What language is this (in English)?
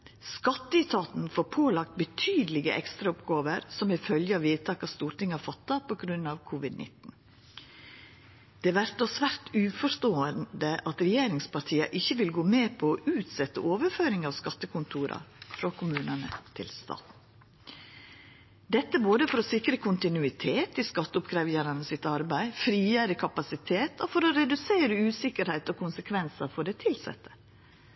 Norwegian Nynorsk